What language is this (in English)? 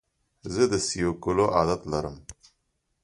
Pashto